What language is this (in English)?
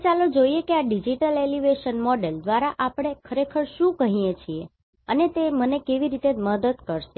Gujarati